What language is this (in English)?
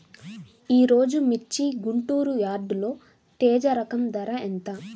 Telugu